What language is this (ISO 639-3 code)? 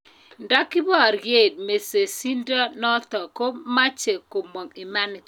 kln